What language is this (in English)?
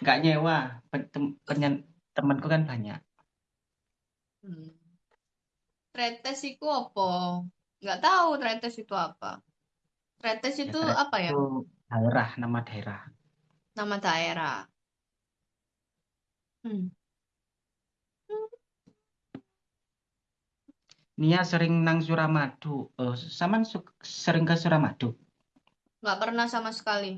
Indonesian